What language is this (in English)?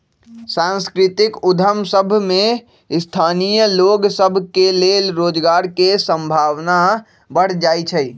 Magahi